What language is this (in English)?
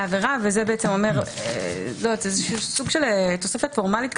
Hebrew